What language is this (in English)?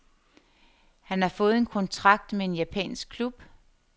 Danish